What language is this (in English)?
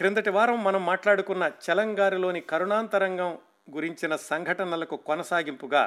Telugu